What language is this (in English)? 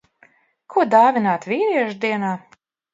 Latvian